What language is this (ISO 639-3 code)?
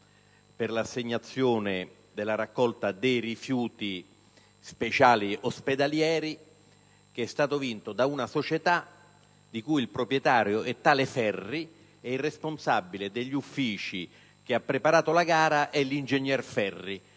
ita